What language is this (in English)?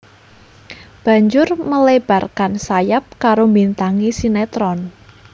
Javanese